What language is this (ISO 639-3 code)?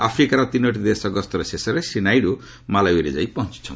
ori